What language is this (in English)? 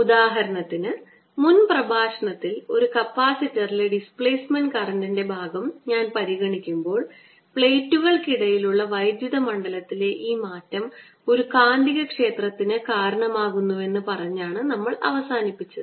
Malayalam